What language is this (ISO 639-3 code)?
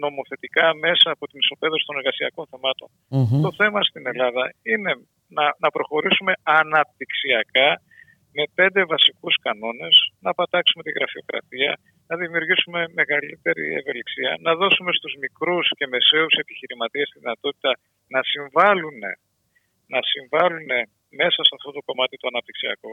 ell